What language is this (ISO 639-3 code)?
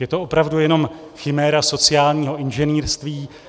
ces